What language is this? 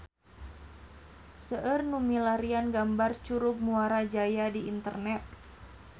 Sundanese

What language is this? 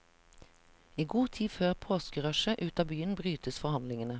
Norwegian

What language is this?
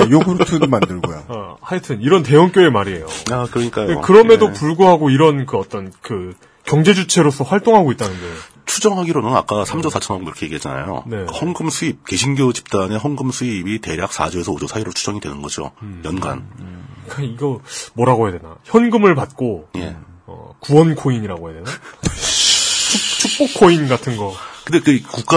Korean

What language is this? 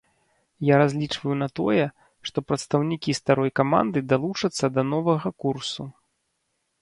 Belarusian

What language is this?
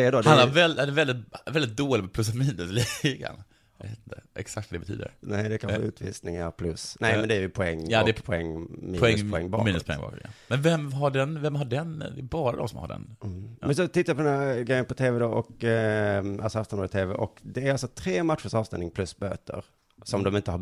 Swedish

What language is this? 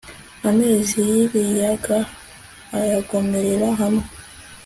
Kinyarwanda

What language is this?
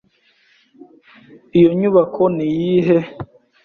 Kinyarwanda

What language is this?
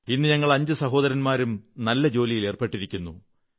Malayalam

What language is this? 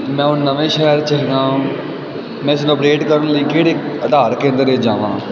Punjabi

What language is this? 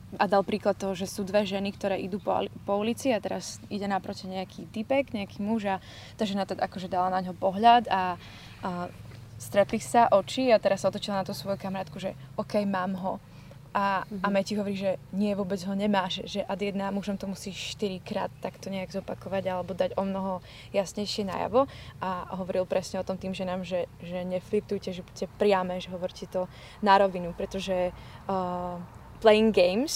Slovak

